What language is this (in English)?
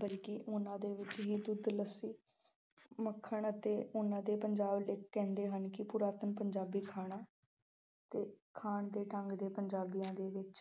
Punjabi